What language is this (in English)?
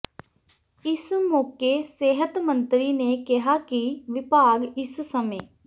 Punjabi